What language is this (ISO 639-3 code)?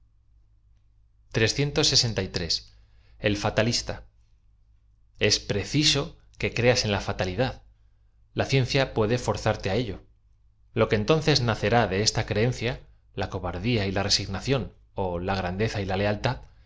spa